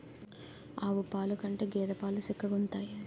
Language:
Telugu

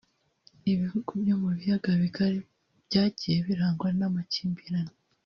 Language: Kinyarwanda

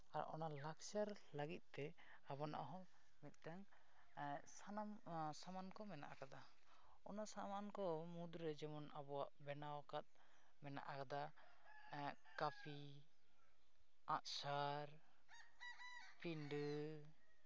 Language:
Santali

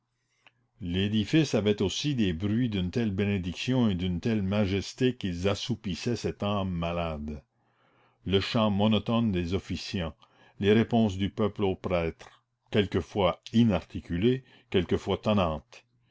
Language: French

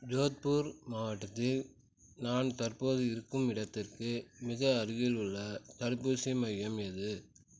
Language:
Tamil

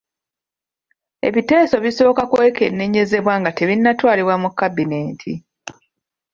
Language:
Ganda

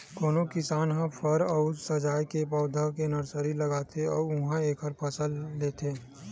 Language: Chhattisgarhi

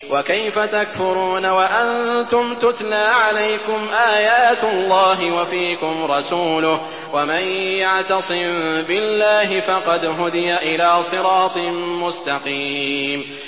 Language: Arabic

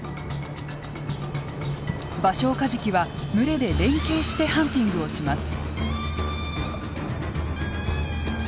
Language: Japanese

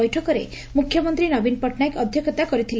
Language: Odia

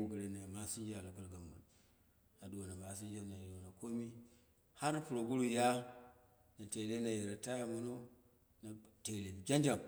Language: Dera (Nigeria)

